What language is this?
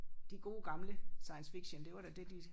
Danish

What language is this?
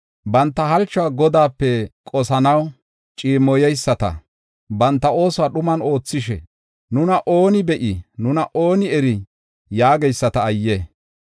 Gofa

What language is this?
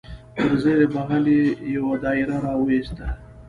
Pashto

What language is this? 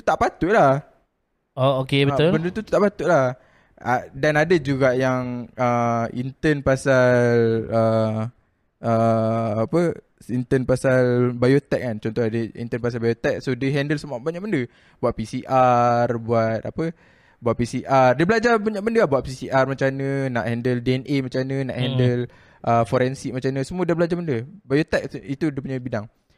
Malay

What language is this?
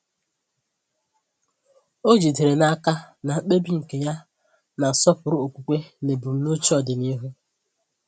Igbo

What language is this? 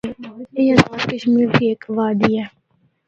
Northern Hindko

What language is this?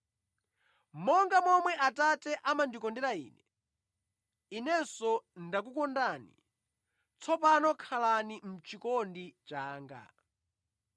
Nyanja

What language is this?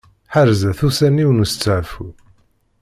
Kabyle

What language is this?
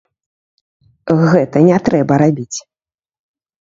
Belarusian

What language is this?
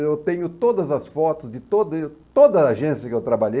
Portuguese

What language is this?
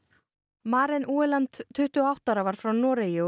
Icelandic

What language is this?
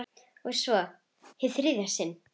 Icelandic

